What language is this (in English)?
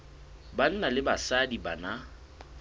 Southern Sotho